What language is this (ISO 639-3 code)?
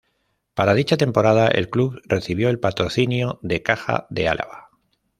spa